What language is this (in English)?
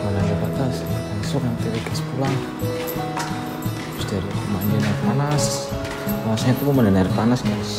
Indonesian